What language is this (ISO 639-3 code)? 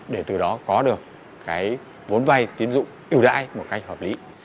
vie